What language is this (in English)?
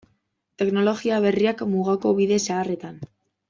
Basque